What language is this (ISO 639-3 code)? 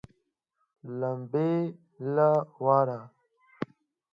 pus